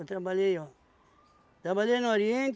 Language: Portuguese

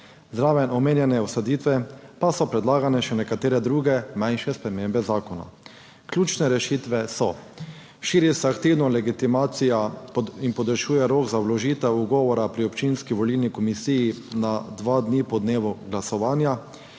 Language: Slovenian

